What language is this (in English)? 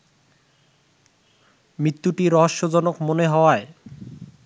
Bangla